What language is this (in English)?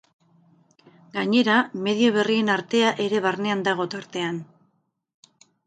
Basque